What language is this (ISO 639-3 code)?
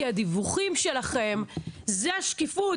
heb